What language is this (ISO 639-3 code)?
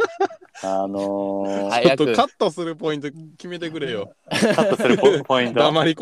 jpn